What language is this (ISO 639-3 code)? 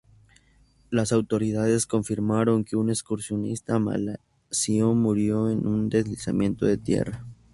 spa